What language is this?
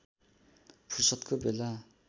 Nepali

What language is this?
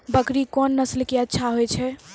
Maithili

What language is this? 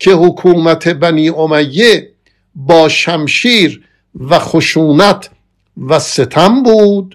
Persian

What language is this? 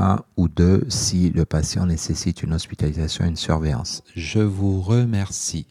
French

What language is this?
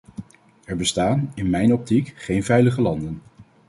Dutch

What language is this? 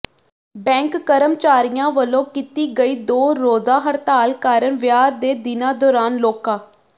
Punjabi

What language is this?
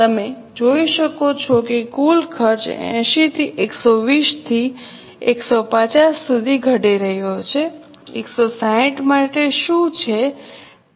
Gujarati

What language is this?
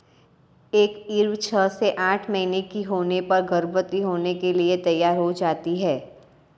Hindi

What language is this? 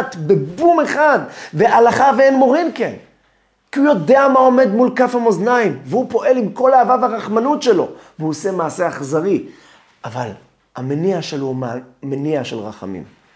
Hebrew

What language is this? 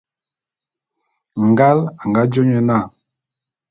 Bulu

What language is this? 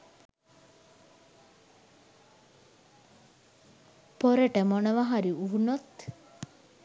Sinhala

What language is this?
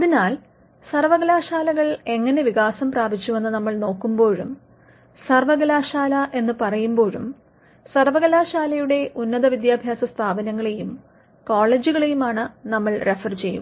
Malayalam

